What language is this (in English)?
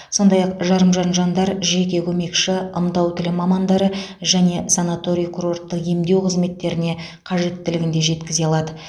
Kazakh